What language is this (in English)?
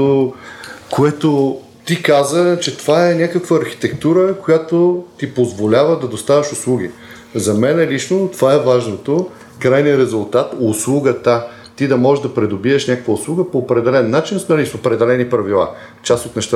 Bulgarian